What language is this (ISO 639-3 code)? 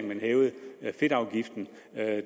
dan